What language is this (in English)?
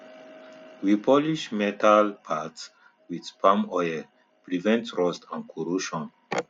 Nigerian Pidgin